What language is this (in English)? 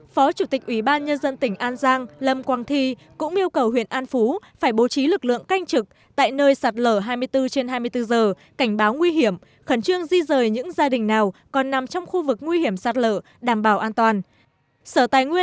Vietnamese